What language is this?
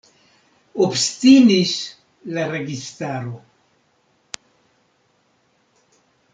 Esperanto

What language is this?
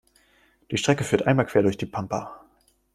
German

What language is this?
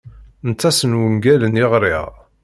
Kabyle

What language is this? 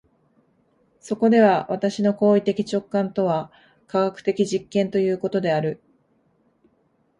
Japanese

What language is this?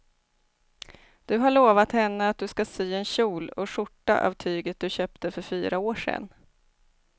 Swedish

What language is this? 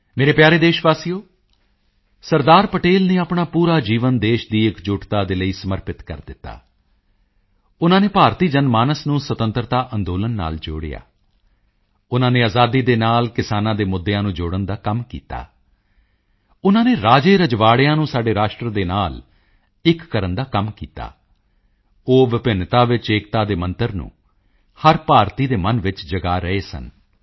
Punjabi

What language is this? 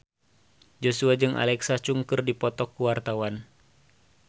Sundanese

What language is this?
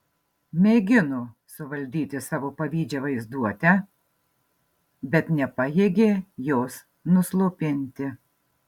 Lithuanian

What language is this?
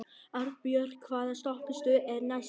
Icelandic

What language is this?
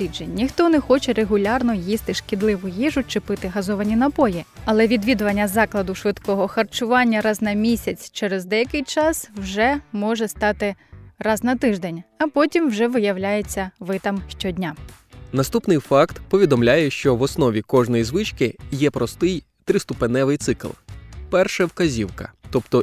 Ukrainian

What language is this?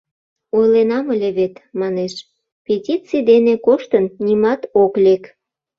Mari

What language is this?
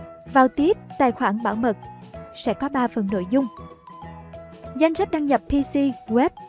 Vietnamese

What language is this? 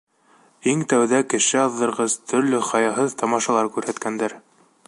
Bashkir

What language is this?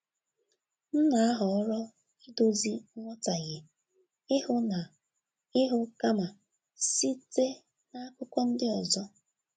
Igbo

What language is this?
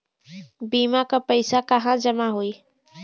Bhojpuri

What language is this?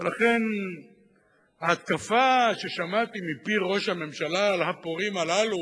Hebrew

